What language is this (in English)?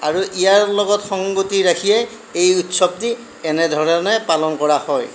Assamese